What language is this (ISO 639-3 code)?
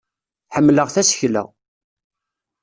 kab